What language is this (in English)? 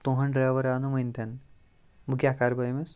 Kashmiri